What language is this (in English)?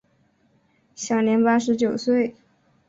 Chinese